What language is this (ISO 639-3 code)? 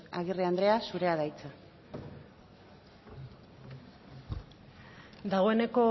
eus